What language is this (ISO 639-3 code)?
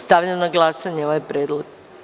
srp